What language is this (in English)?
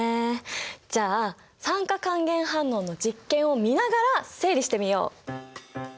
Japanese